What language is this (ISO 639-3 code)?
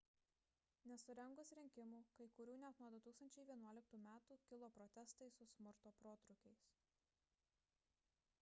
lit